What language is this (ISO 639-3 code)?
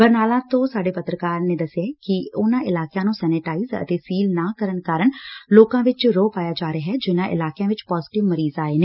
pan